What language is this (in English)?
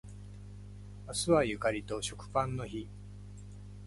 Japanese